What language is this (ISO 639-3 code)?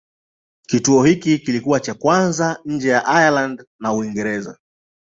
swa